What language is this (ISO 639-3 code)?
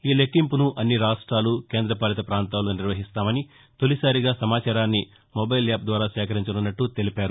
tel